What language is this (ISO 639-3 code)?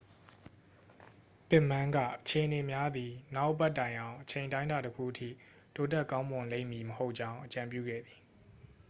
mya